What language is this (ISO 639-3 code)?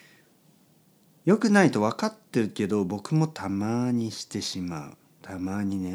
jpn